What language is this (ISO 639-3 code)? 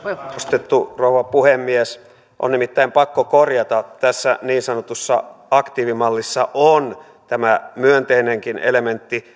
fin